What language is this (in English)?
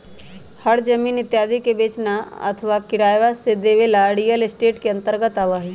Magahi